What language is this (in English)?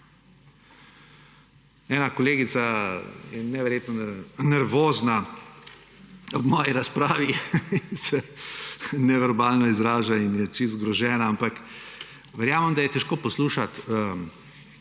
Slovenian